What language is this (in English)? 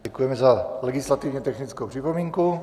Czech